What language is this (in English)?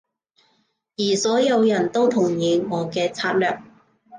Cantonese